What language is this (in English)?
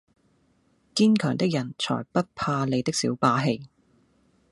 Cantonese